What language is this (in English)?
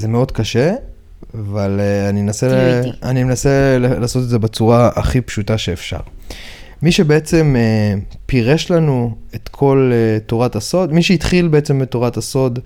Hebrew